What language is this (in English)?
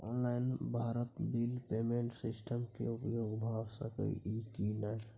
Maithili